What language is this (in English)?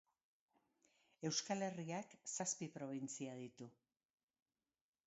Basque